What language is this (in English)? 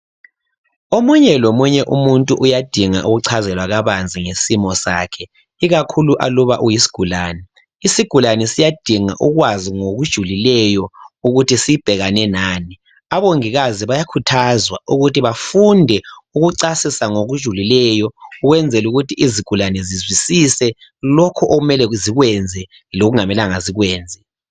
North Ndebele